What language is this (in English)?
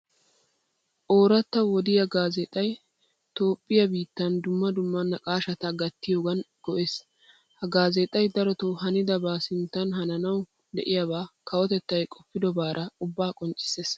Wolaytta